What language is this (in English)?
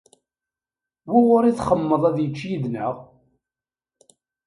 Kabyle